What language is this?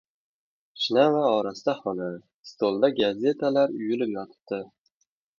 Uzbek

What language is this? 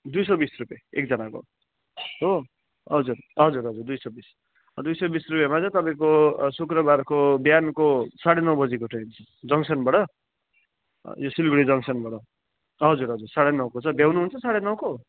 Nepali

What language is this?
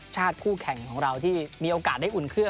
Thai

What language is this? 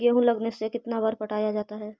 Magahi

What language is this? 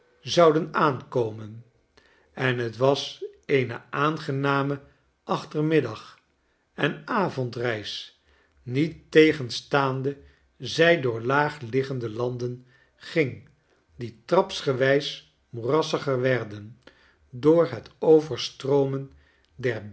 Dutch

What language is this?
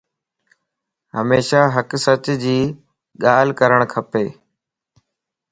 Lasi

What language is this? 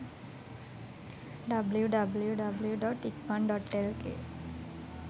Sinhala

